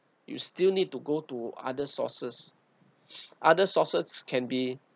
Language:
English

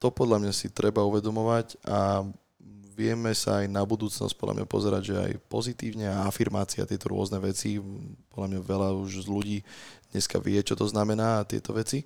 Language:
Slovak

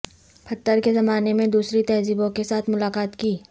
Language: Urdu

